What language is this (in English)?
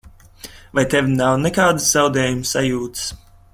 Latvian